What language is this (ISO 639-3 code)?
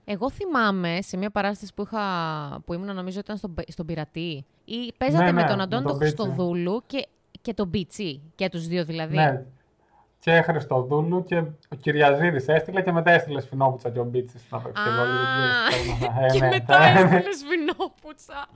ell